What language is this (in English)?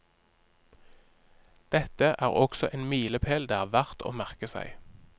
Norwegian